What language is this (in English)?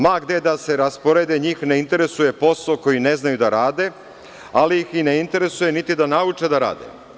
Serbian